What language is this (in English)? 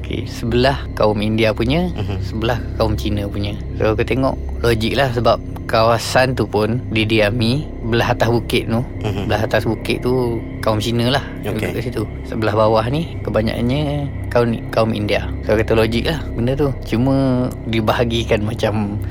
Malay